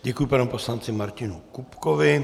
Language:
Czech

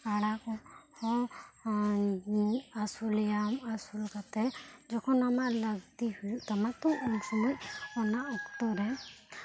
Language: Santali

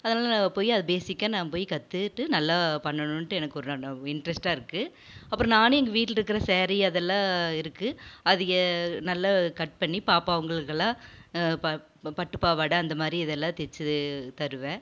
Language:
Tamil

